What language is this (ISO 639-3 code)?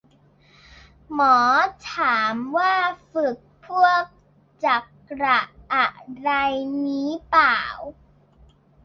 tha